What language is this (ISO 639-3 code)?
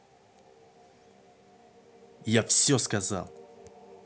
rus